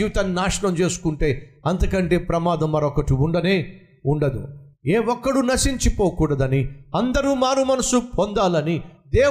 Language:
Telugu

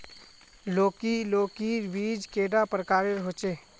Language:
Magahi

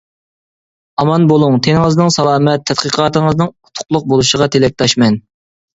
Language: Uyghur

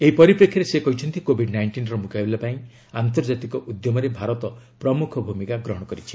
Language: Odia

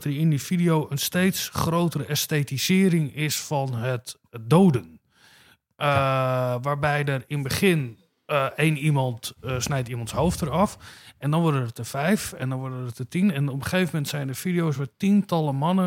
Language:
Dutch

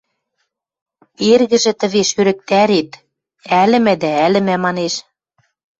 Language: Western Mari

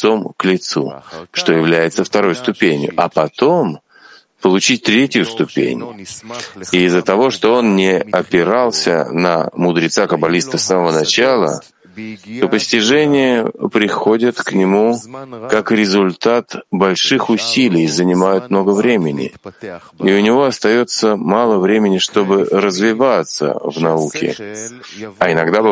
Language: Russian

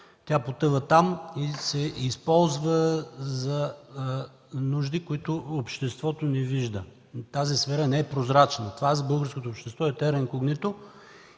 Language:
Bulgarian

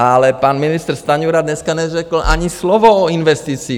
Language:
Czech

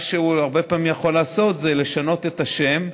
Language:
Hebrew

